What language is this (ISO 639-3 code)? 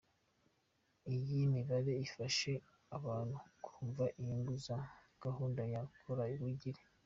kin